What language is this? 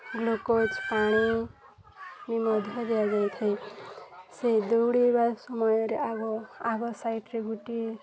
Odia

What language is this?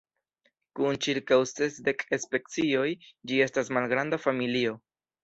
Esperanto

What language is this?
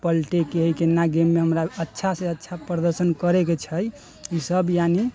Maithili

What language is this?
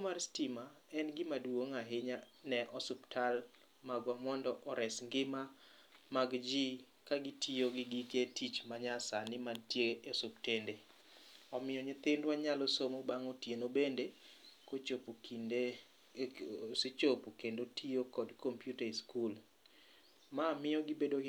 Luo (Kenya and Tanzania)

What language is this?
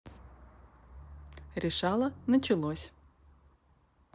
Russian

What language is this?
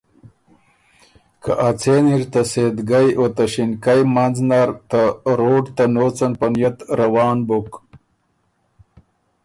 Ormuri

